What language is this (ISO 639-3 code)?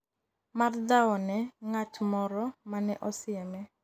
luo